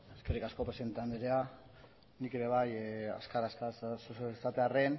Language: Basque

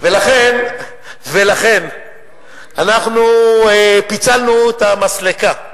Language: Hebrew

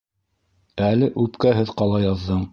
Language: Bashkir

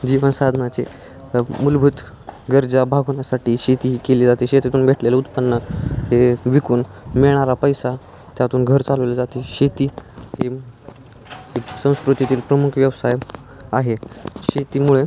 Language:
Marathi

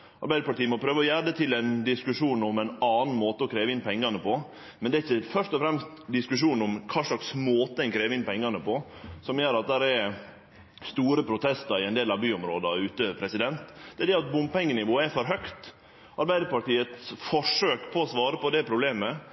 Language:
Norwegian Nynorsk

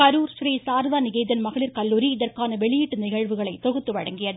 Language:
Tamil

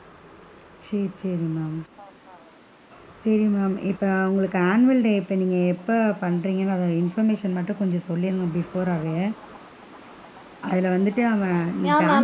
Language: Tamil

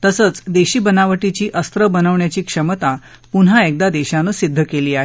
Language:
Marathi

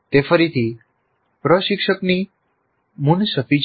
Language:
Gujarati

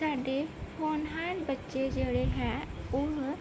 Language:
Punjabi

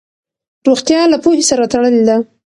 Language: Pashto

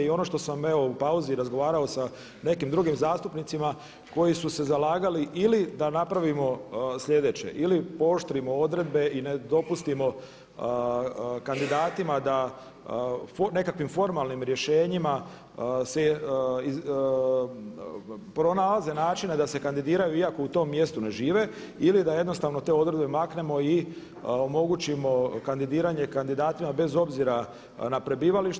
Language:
Croatian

